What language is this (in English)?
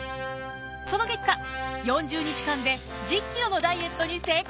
Japanese